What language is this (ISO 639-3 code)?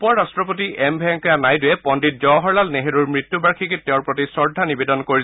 asm